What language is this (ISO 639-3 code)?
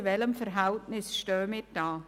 gsw